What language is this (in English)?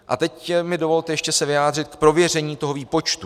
Czech